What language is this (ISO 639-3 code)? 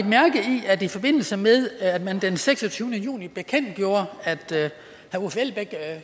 dan